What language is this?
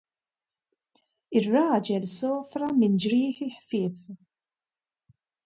Maltese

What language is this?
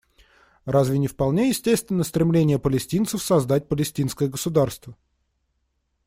Russian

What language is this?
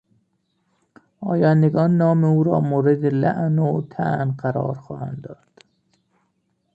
Persian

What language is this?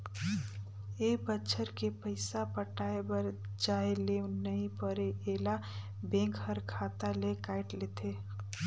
Chhattisgarhi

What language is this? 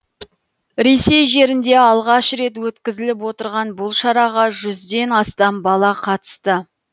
Kazakh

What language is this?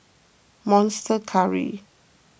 English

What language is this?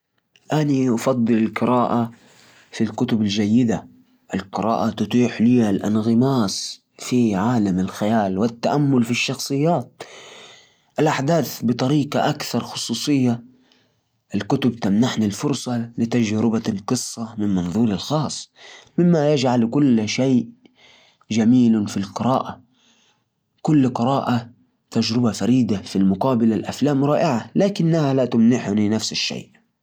Najdi Arabic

